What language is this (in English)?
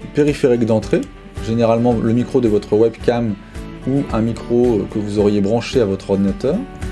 French